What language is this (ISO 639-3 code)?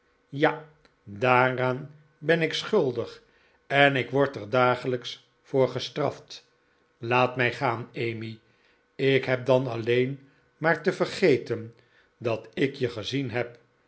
nld